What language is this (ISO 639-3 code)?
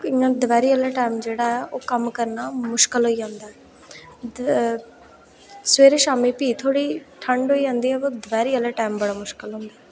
doi